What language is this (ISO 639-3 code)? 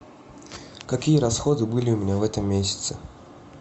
rus